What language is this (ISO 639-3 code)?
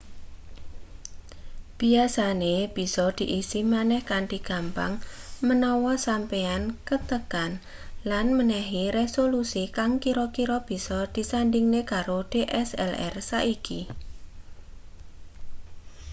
jav